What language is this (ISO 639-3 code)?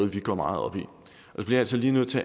dan